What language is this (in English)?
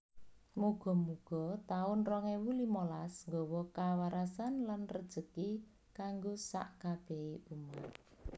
Javanese